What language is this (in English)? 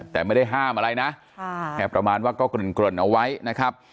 Thai